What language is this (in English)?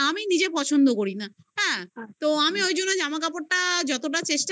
Bangla